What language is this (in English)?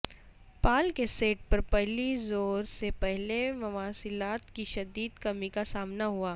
Urdu